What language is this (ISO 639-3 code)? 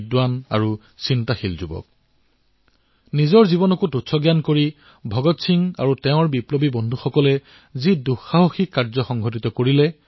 asm